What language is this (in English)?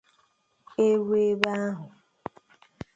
Igbo